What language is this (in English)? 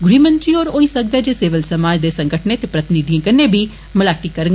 Dogri